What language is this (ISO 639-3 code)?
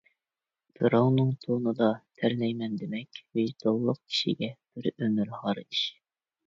uig